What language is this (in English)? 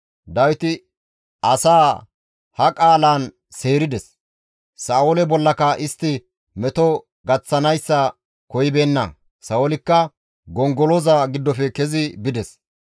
Gamo